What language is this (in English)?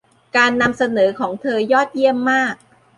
Thai